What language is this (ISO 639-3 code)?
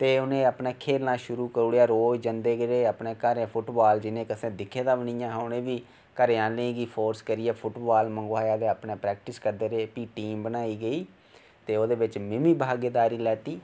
doi